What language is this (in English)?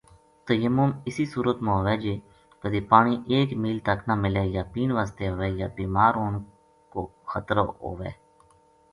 Gujari